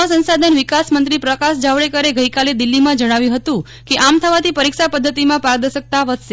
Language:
Gujarati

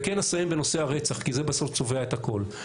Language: Hebrew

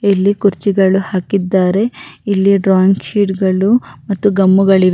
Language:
Kannada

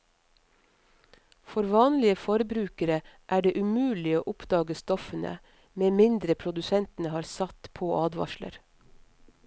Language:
Norwegian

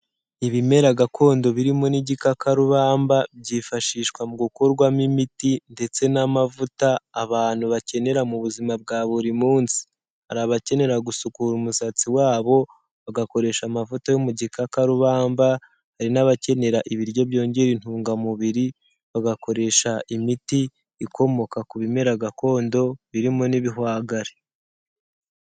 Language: Kinyarwanda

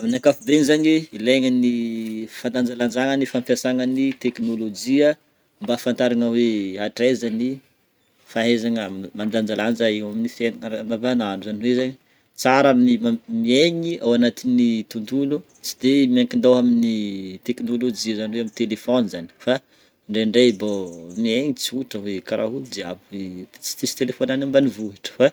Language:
Northern Betsimisaraka Malagasy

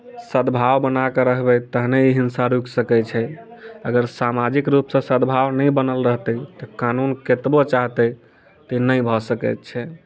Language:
Maithili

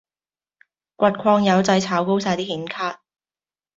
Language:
Cantonese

